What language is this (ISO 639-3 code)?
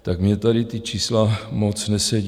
ces